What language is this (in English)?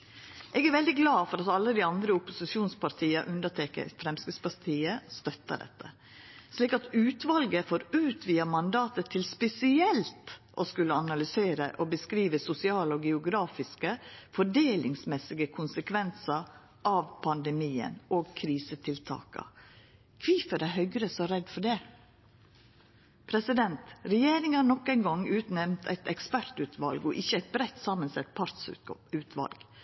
Norwegian Nynorsk